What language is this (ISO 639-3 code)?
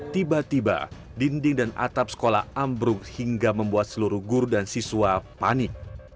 ind